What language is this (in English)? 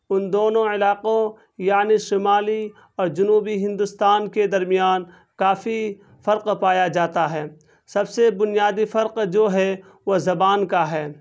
Urdu